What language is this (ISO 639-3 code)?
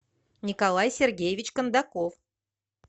rus